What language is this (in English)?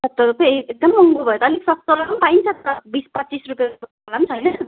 Nepali